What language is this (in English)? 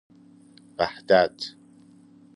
Persian